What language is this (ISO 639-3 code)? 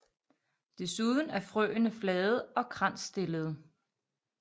dan